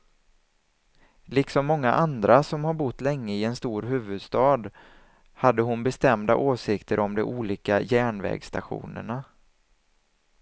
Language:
Swedish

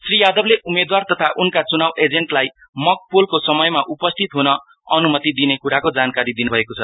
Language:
Nepali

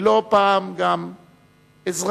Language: Hebrew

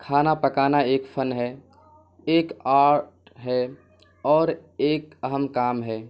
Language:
Urdu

